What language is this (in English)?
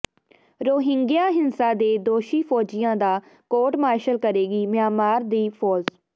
Punjabi